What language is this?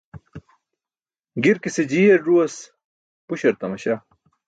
Burushaski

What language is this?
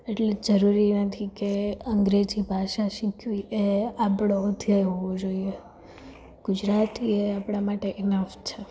Gujarati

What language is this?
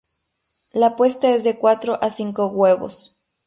Spanish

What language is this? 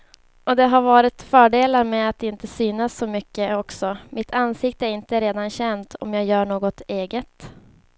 Swedish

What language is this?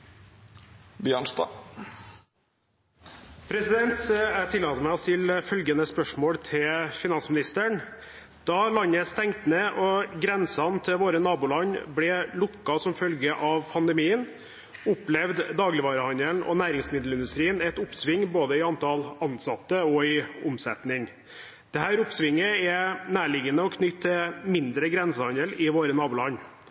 Norwegian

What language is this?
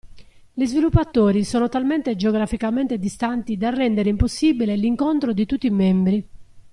Italian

